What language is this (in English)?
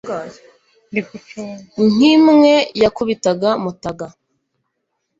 Kinyarwanda